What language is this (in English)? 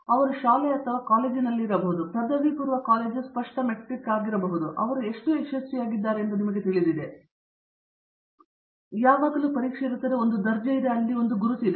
Kannada